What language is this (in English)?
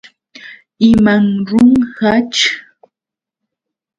Yauyos Quechua